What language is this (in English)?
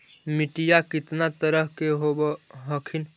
Magahi